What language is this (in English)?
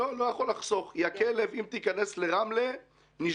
Hebrew